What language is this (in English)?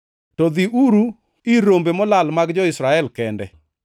Luo (Kenya and Tanzania)